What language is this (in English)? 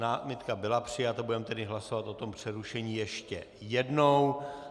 Czech